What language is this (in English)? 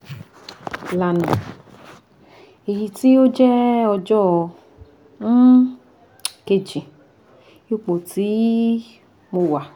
Yoruba